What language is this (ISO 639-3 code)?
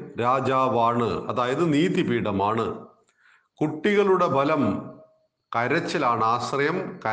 mal